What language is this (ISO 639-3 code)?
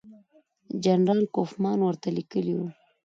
pus